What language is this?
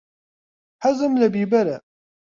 Central Kurdish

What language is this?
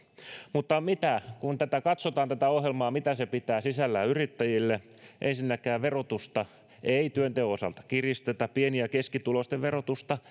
Finnish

